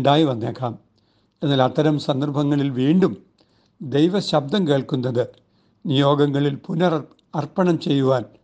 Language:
Malayalam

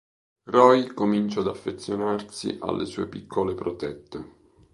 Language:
Italian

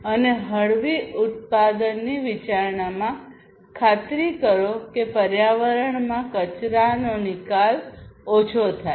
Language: Gujarati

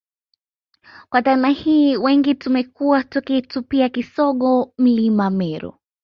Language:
Swahili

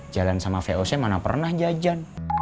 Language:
Indonesian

